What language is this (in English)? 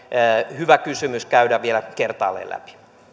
Finnish